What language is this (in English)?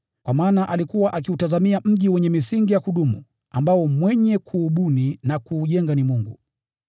Swahili